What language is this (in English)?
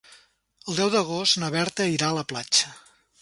Catalan